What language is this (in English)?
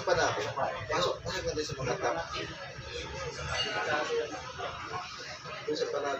Indonesian